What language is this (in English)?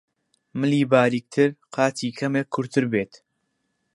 Central Kurdish